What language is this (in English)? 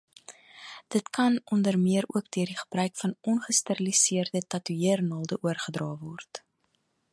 Afrikaans